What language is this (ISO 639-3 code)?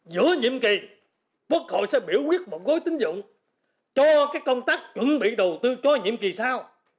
vie